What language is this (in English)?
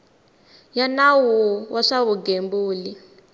Tsonga